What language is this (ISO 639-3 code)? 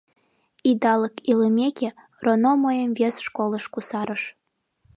chm